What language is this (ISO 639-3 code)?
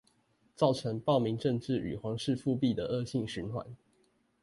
zho